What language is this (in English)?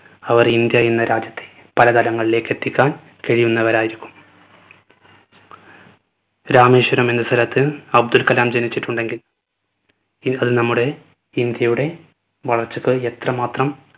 Malayalam